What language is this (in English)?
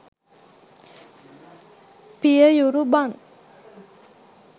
Sinhala